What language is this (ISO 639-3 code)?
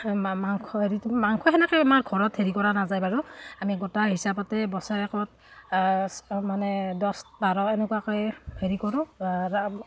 asm